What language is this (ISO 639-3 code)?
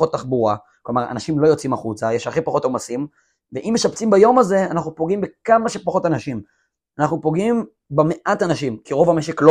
heb